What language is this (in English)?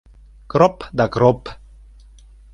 Mari